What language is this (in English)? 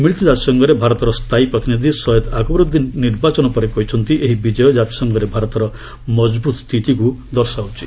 Odia